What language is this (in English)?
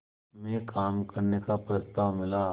Hindi